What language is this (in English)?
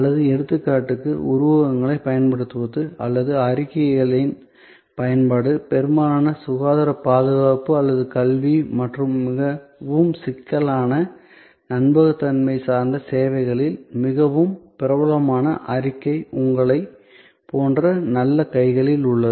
Tamil